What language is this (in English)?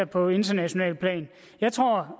Danish